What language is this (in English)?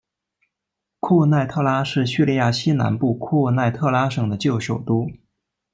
Chinese